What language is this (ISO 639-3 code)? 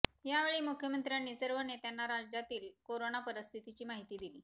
mar